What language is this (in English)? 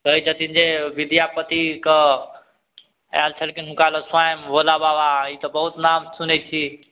Maithili